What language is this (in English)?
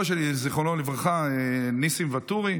Hebrew